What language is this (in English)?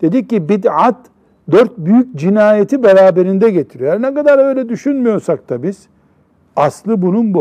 Turkish